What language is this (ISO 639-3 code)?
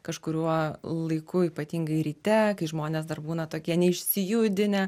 lit